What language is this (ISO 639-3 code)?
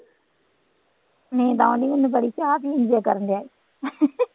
pan